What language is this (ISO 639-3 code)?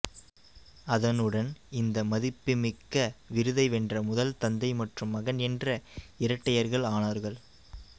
tam